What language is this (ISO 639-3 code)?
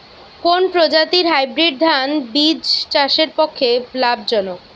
ben